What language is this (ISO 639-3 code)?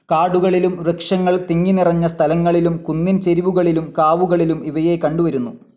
mal